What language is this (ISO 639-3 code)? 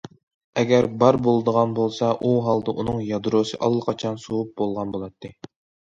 uig